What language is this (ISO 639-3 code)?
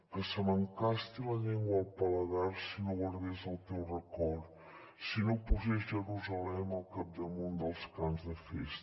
cat